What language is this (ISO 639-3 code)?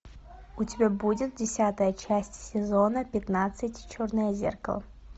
rus